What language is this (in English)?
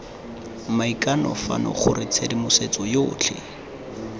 Tswana